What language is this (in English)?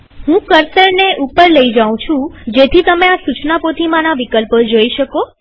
Gujarati